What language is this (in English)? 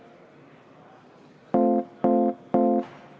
Estonian